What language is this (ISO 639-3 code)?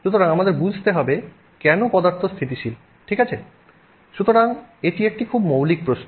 ben